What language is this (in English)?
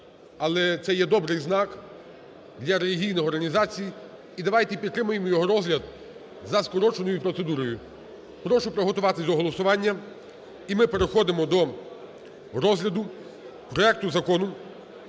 Ukrainian